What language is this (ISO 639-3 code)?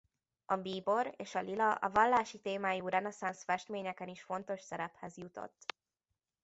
hun